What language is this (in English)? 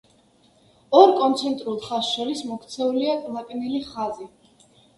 Georgian